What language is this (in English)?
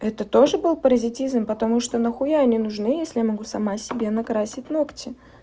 Russian